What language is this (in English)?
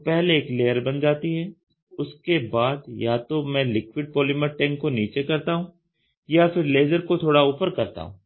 Hindi